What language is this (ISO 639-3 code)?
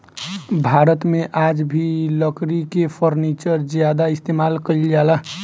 bho